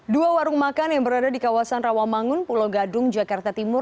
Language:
Indonesian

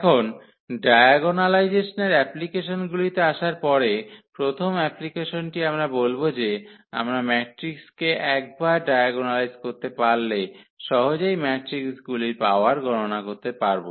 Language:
Bangla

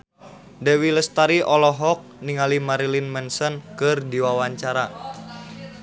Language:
Sundanese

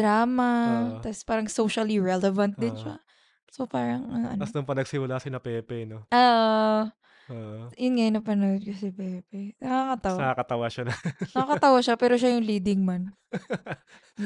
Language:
Filipino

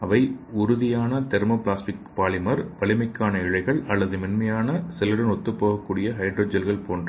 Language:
Tamil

